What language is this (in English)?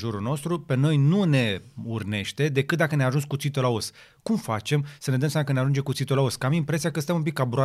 Romanian